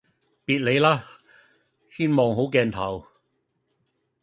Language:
Cantonese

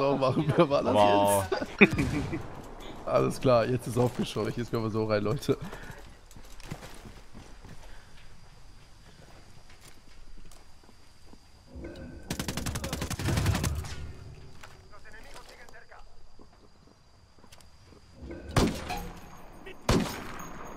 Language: German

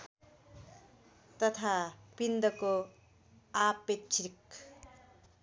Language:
Nepali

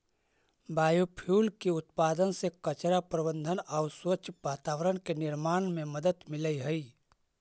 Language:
Magahi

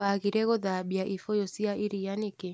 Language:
Kikuyu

